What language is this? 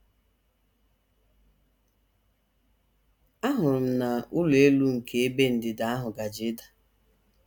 Igbo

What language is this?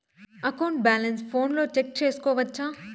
Telugu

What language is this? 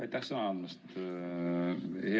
Estonian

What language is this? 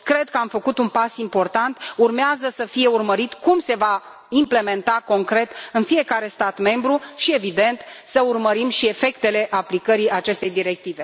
Romanian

